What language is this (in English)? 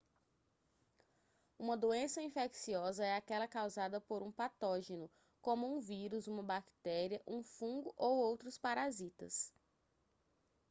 Portuguese